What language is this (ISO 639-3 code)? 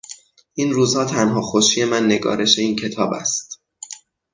fas